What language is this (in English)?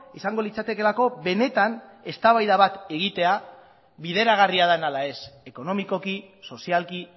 Basque